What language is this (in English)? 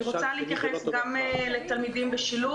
Hebrew